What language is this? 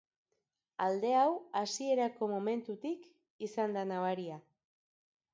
Basque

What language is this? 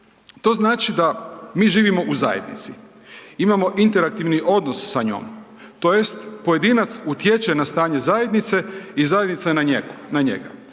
Croatian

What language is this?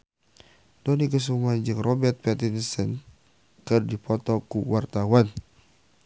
Sundanese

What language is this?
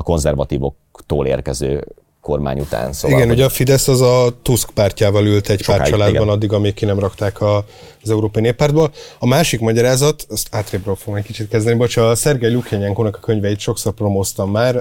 Hungarian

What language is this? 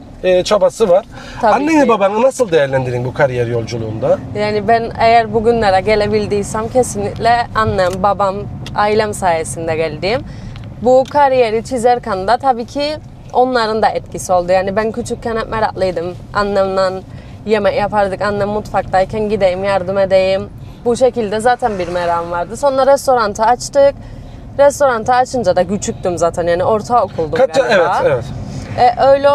Turkish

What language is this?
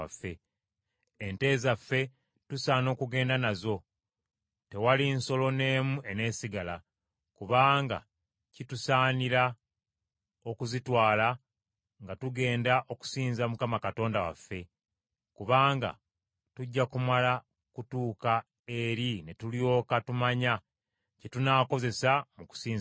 Ganda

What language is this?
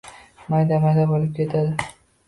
Uzbek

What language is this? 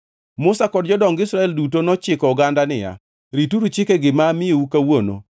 Luo (Kenya and Tanzania)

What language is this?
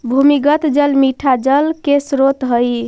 Magahi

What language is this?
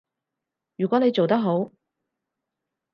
Cantonese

